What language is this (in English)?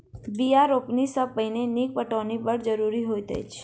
Maithili